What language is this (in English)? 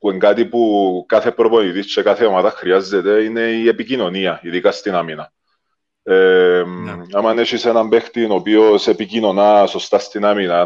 Greek